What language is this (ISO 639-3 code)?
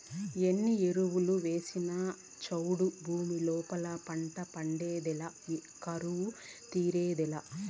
tel